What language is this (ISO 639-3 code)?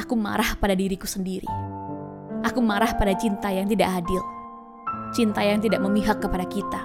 ind